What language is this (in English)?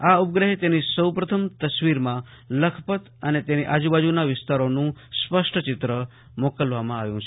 Gujarati